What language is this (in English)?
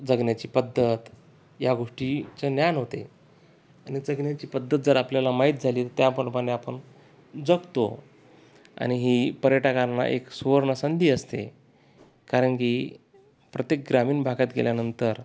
Marathi